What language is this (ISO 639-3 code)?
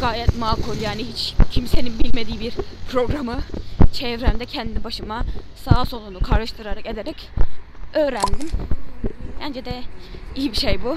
tur